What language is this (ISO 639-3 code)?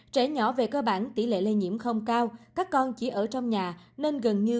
vie